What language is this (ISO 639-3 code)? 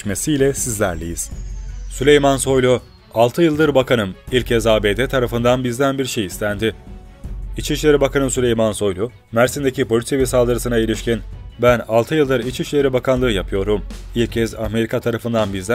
tur